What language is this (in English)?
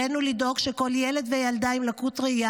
Hebrew